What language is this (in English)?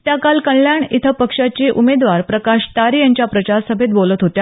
Marathi